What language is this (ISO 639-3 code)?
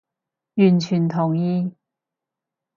yue